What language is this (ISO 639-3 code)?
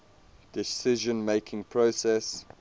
eng